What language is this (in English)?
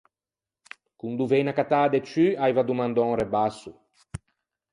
Ligurian